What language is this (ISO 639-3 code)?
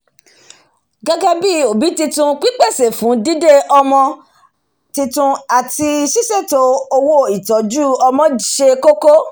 yor